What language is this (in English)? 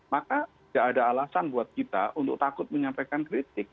Indonesian